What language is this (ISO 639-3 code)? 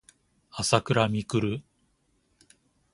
jpn